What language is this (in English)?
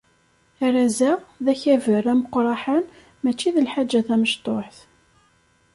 Kabyle